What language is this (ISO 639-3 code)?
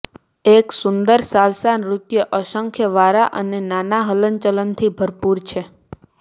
guj